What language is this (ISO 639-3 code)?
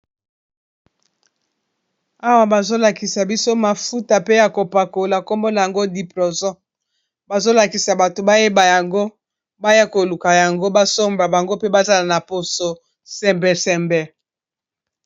lin